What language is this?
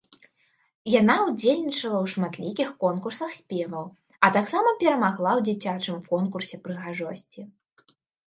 Belarusian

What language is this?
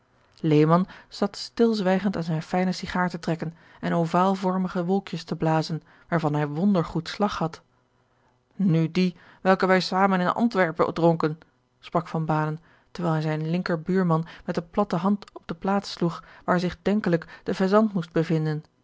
Dutch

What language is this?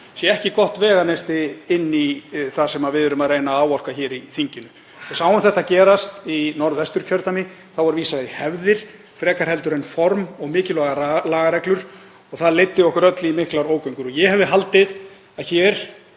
Icelandic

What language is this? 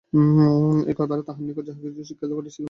Bangla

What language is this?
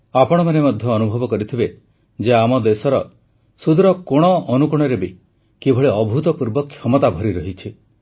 Odia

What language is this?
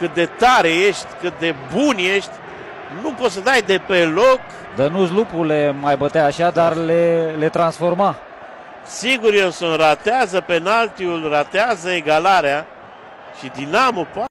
Romanian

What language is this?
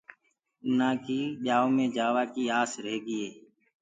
Gurgula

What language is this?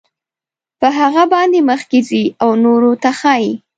Pashto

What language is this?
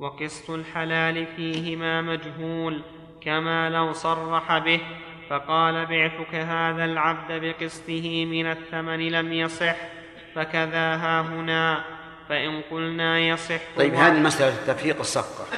Arabic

